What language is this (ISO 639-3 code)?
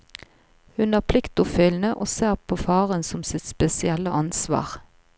nor